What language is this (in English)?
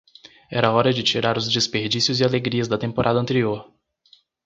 Portuguese